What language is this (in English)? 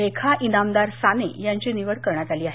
Marathi